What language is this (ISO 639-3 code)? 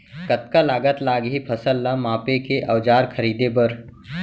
hne